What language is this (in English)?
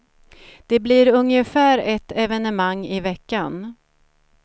Swedish